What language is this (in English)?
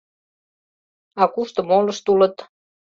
Mari